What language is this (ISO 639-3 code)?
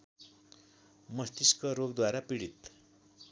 nep